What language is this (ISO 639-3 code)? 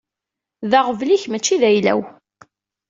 kab